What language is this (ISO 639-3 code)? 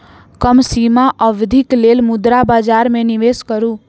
mai